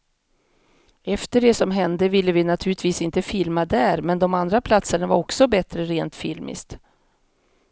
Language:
Swedish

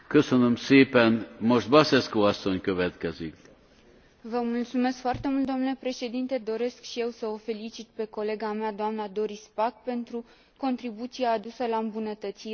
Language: Romanian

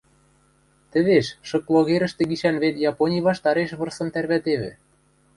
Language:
Western Mari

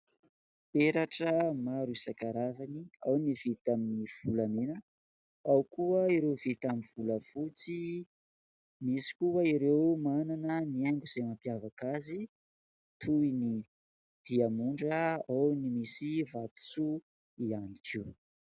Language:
Malagasy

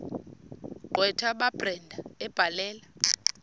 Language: Xhosa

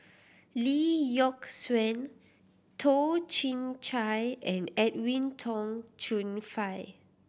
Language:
English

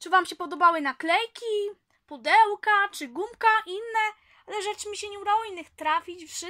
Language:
Polish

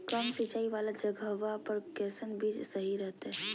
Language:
Magahi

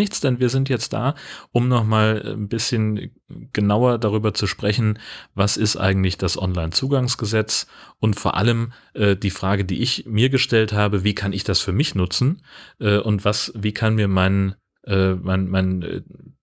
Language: German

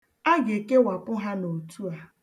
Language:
Igbo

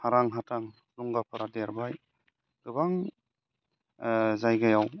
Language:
Bodo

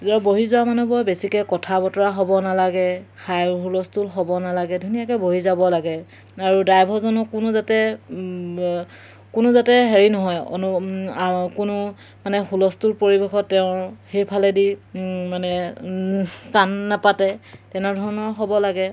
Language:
Assamese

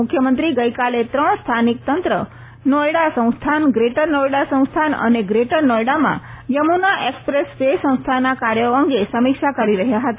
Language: Gujarati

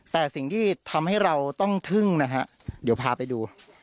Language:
Thai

